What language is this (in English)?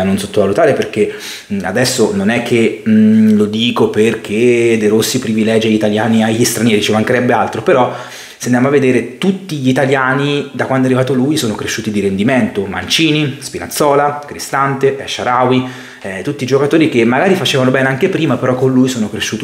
Italian